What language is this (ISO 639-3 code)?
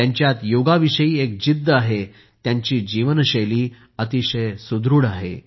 mar